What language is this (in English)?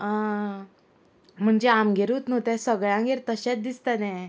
Konkani